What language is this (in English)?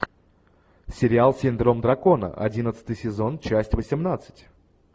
Russian